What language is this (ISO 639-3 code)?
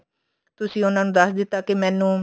pan